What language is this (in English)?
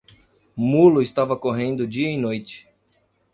Portuguese